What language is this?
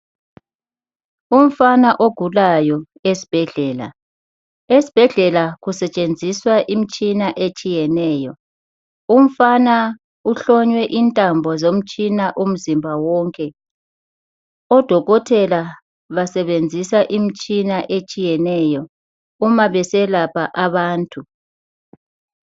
North Ndebele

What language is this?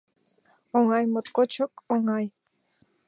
Mari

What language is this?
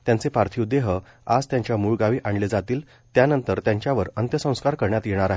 Marathi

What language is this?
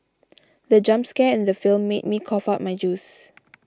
English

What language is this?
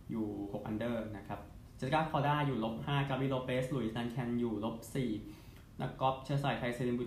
Thai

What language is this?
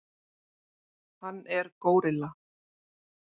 Icelandic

